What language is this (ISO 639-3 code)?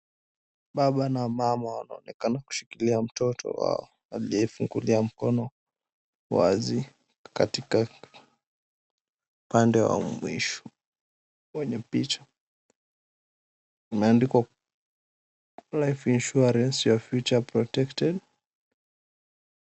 swa